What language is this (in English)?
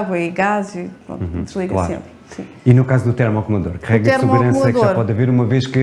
Portuguese